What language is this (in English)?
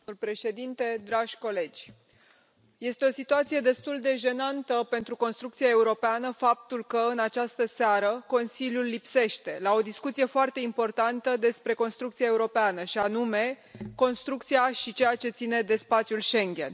Romanian